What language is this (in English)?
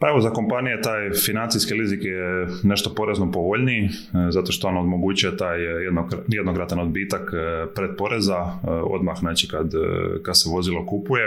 Croatian